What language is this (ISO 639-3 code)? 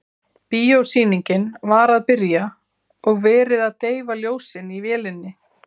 isl